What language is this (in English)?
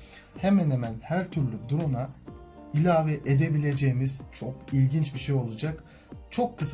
Turkish